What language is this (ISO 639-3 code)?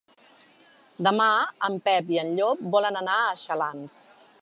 cat